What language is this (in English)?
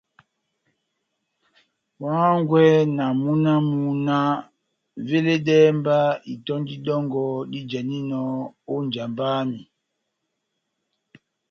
Batanga